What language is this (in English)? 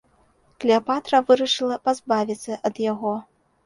Belarusian